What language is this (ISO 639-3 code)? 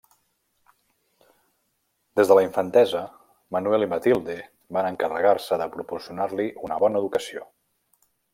cat